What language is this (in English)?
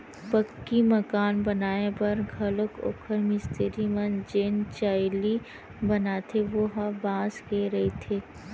Chhattisgarhi